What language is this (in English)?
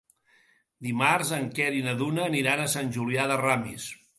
Catalan